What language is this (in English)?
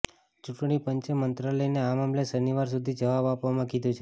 Gujarati